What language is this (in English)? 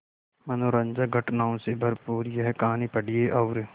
Hindi